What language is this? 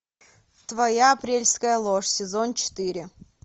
Russian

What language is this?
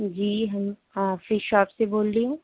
Urdu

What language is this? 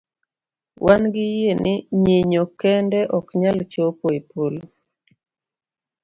Luo (Kenya and Tanzania)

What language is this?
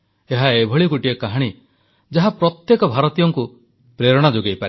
Odia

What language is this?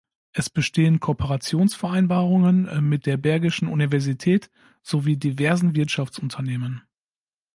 German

